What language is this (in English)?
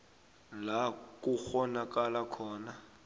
South Ndebele